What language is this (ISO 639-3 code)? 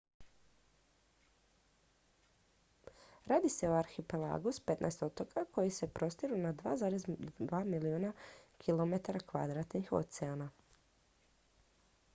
hrv